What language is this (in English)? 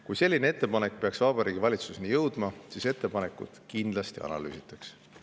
Estonian